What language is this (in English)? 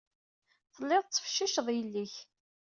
Kabyle